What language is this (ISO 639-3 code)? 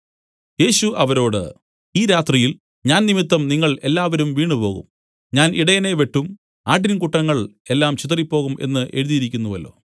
mal